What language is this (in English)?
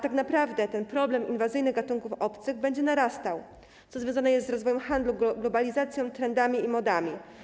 Polish